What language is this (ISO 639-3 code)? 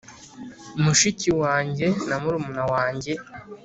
kin